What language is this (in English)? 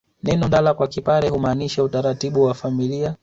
Swahili